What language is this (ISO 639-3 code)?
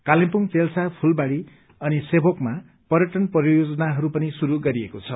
nep